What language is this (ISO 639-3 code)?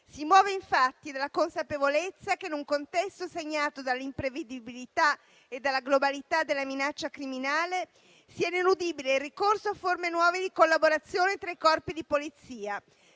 ita